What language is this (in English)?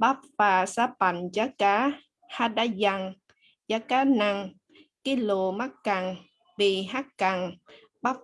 Vietnamese